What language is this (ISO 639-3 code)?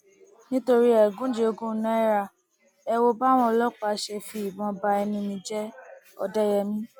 yor